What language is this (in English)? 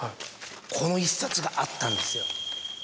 Japanese